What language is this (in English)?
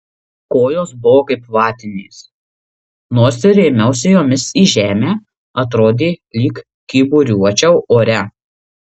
Lithuanian